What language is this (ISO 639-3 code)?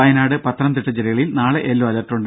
mal